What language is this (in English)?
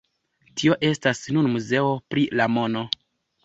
Esperanto